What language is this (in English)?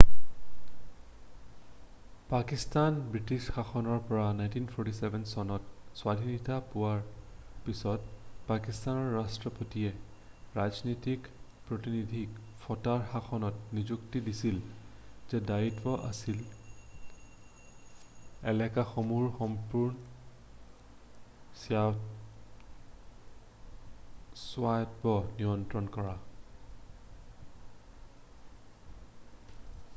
Assamese